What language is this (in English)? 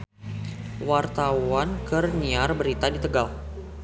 Sundanese